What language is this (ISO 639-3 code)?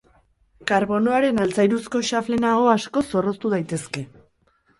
eus